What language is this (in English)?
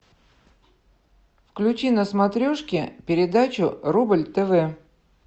Russian